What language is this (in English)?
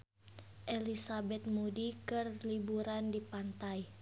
Sundanese